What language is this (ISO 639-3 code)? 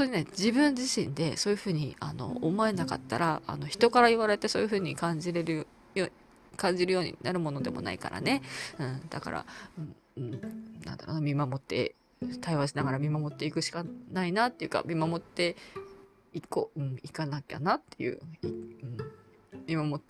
jpn